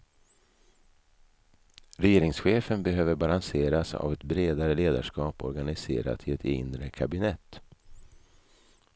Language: Swedish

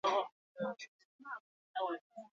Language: Basque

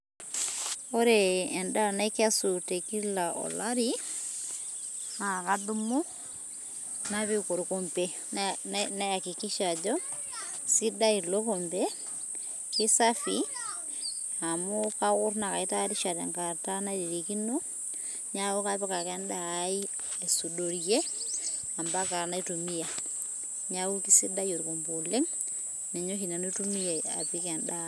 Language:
Masai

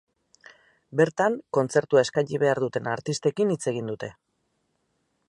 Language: Basque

